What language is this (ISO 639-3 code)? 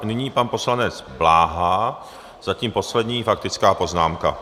ces